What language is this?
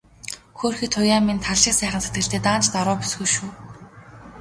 Mongolian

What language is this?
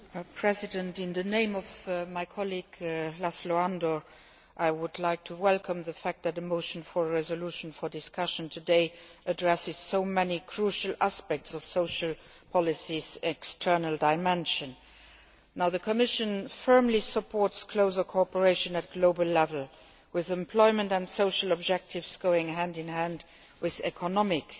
English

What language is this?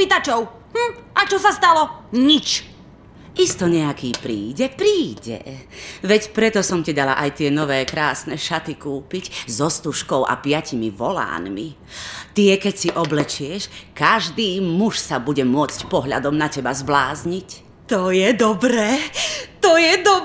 Czech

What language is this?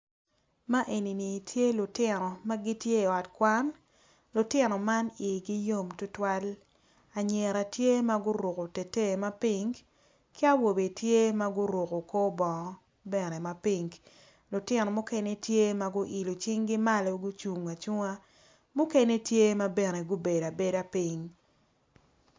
Acoli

